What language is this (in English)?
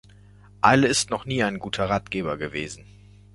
German